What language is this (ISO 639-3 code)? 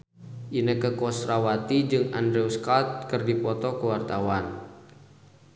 sun